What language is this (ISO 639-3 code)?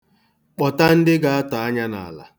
ibo